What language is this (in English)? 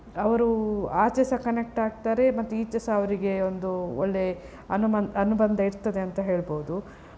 Kannada